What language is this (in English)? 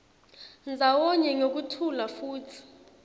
Swati